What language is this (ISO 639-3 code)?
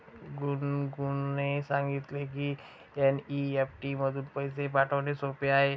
mar